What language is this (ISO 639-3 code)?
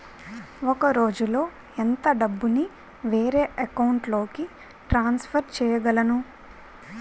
tel